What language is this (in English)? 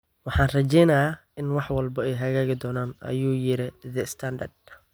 Somali